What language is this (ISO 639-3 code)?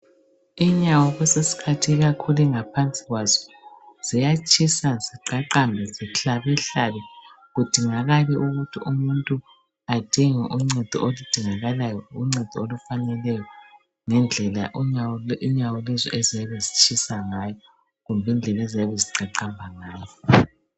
nde